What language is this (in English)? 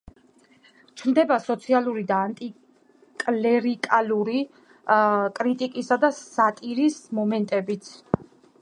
Georgian